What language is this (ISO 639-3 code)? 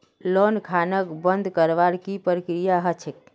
mag